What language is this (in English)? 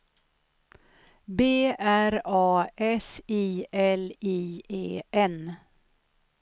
Swedish